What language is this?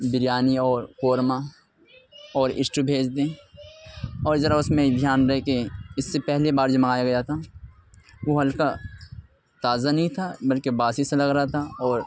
Urdu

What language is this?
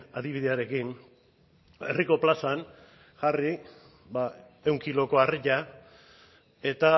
Basque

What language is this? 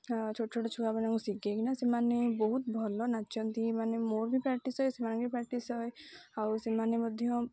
Odia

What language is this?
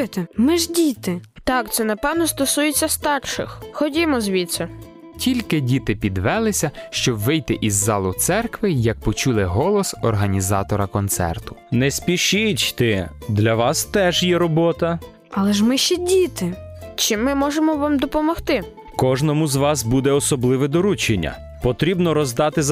Ukrainian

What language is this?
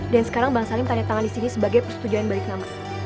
Indonesian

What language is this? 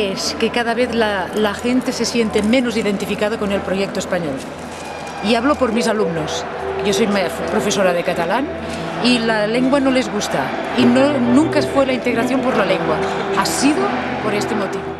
Spanish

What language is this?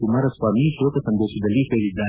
Kannada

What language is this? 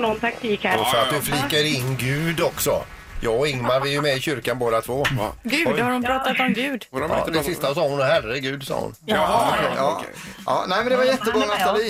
Swedish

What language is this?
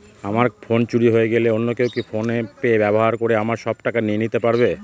Bangla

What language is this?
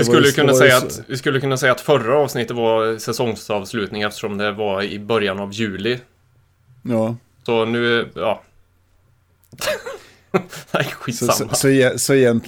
Swedish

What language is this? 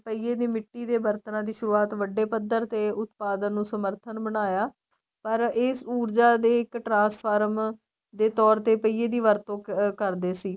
Punjabi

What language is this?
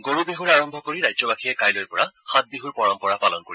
Assamese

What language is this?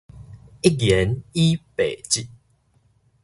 Min Nan Chinese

